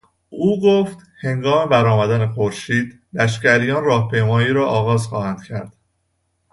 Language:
Persian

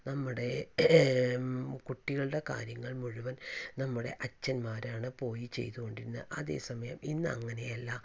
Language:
Malayalam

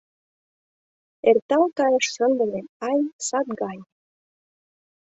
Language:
Mari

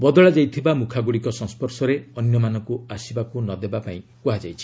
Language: Odia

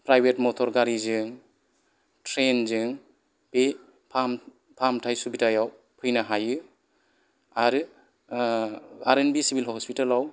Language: Bodo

